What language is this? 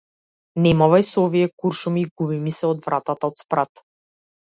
Macedonian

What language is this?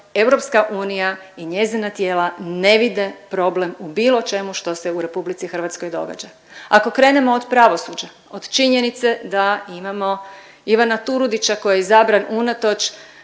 Croatian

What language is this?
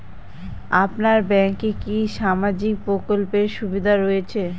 Bangla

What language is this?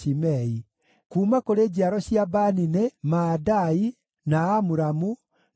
Kikuyu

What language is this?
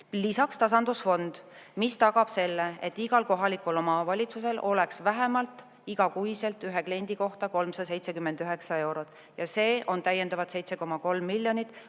Estonian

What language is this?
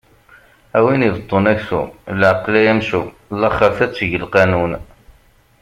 Kabyle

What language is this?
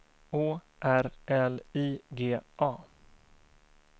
Swedish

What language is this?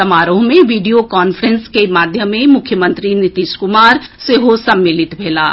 Maithili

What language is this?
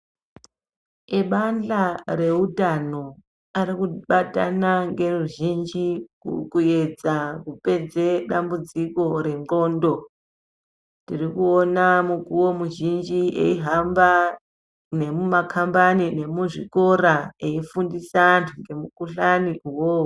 Ndau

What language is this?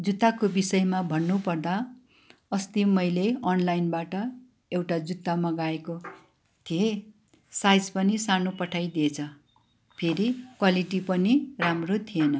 Nepali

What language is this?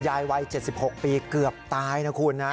Thai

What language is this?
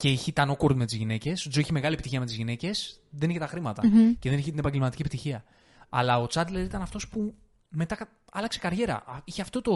Greek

